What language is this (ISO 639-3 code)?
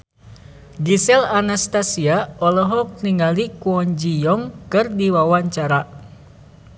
sun